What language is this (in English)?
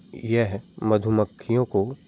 Hindi